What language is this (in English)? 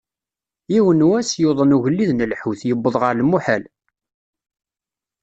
Kabyle